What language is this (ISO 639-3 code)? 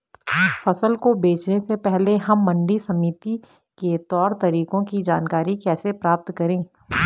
hin